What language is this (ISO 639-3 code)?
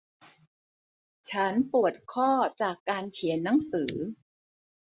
tha